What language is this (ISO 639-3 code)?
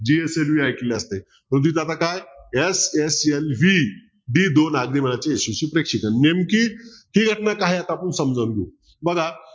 mar